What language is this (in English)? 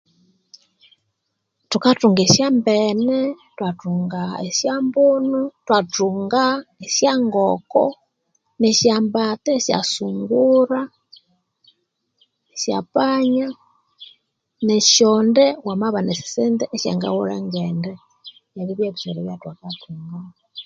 Konzo